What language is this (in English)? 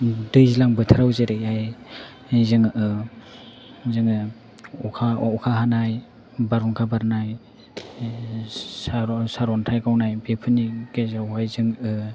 Bodo